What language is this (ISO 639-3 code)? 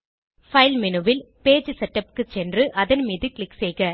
tam